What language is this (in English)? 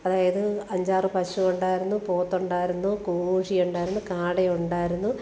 Malayalam